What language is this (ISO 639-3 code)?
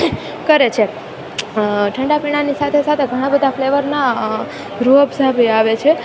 guj